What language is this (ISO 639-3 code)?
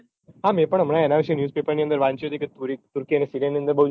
guj